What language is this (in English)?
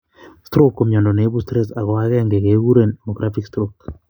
Kalenjin